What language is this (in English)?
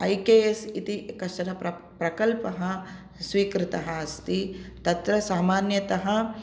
Sanskrit